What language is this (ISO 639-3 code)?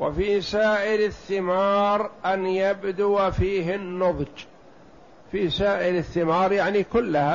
ara